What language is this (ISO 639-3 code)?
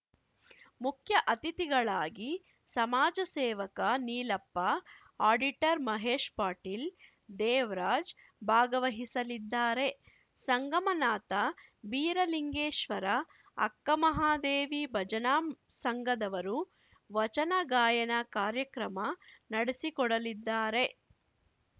kan